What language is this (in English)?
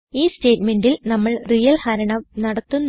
Malayalam